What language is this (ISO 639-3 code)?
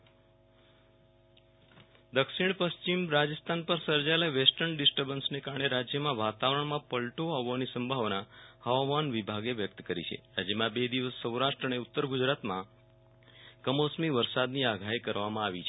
guj